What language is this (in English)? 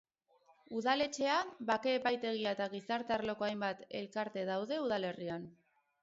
Basque